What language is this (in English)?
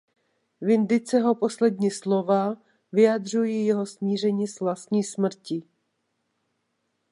Czech